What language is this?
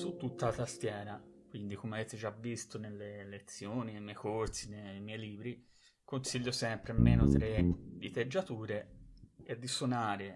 Italian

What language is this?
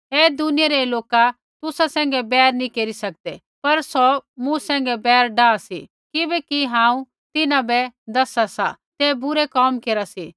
Kullu Pahari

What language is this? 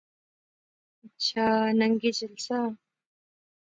Pahari-Potwari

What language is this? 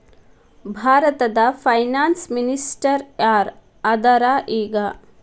Kannada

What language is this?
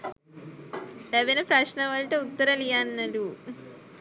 Sinhala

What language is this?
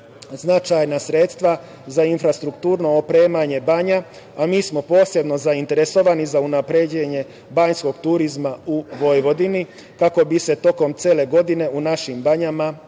Serbian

